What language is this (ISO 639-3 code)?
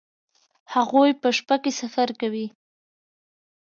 pus